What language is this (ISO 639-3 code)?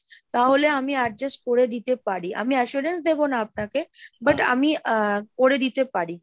ben